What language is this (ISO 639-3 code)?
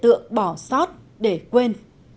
vie